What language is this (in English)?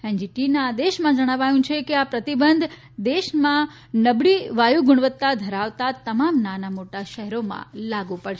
Gujarati